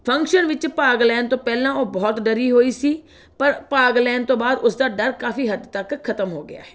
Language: Punjabi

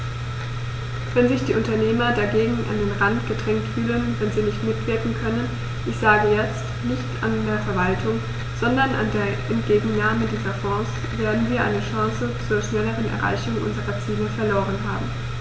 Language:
German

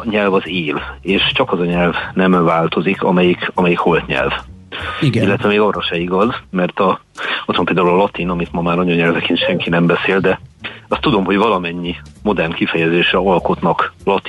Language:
Hungarian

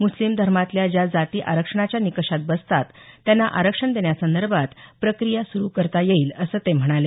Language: Marathi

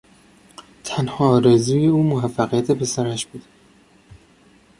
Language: Persian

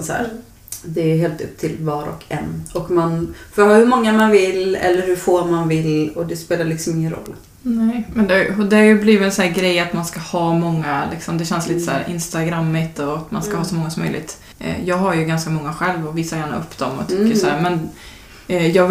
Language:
Swedish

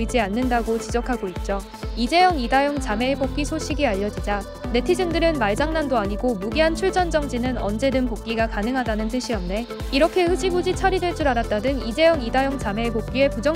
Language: Korean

